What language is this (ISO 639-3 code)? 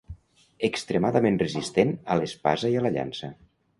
cat